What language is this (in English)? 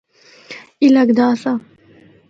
Northern Hindko